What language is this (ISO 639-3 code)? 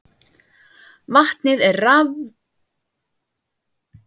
isl